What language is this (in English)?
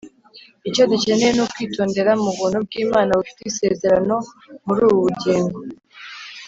Kinyarwanda